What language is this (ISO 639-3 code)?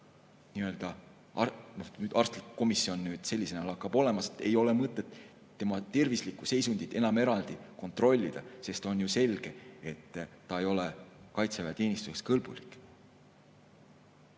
est